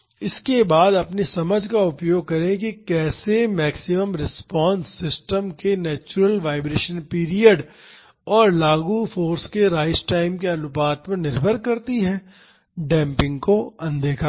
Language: Hindi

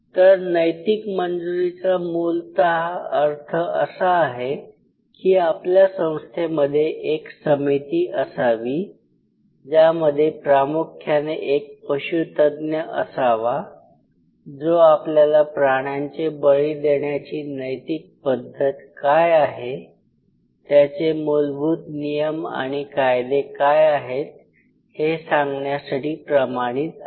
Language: Marathi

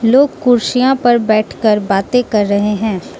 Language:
Hindi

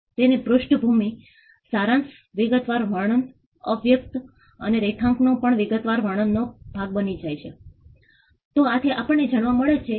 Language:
Gujarati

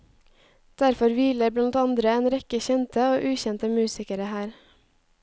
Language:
Norwegian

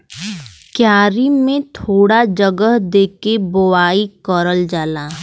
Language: Bhojpuri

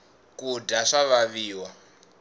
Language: Tsonga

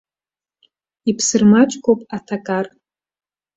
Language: Abkhazian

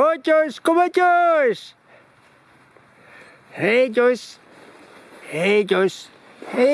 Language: Dutch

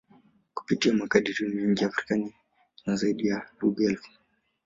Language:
Swahili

